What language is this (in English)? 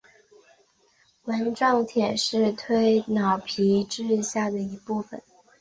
Chinese